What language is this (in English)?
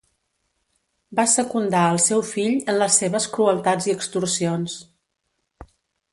Catalan